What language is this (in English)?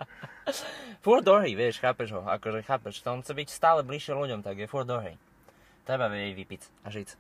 Slovak